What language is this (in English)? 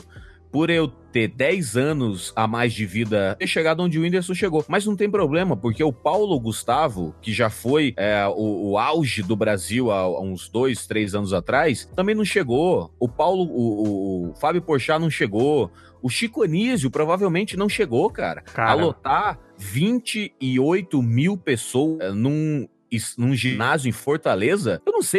Portuguese